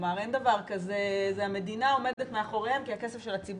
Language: Hebrew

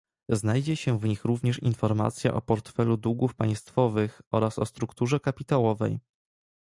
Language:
Polish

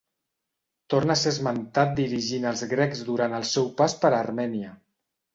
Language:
Catalan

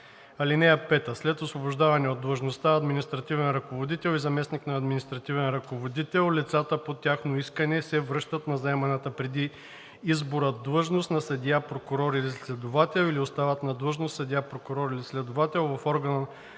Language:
Bulgarian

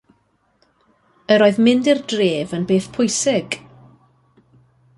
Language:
Welsh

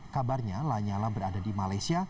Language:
Indonesian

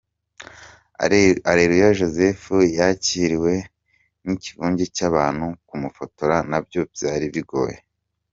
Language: Kinyarwanda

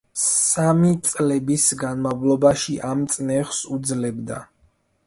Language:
Georgian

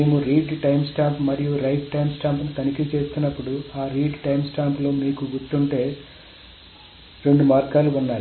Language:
Telugu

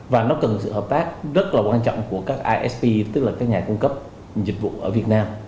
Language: Vietnamese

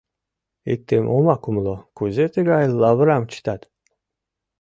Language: Mari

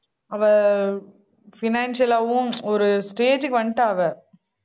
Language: Tamil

